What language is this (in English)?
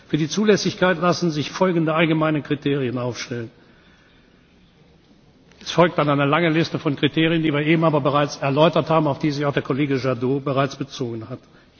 German